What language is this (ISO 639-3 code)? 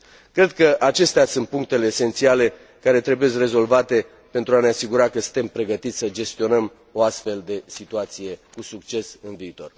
ron